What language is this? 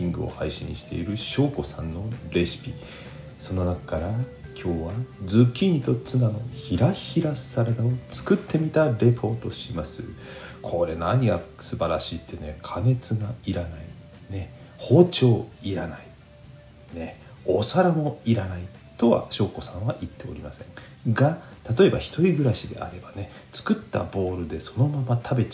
Japanese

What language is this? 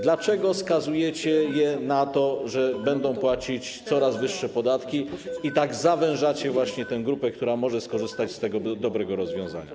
Polish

